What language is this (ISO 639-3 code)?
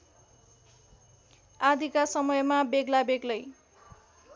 nep